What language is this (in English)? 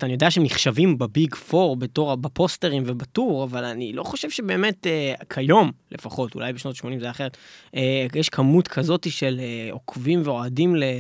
Hebrew